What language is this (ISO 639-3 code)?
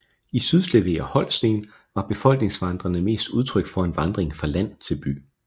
dan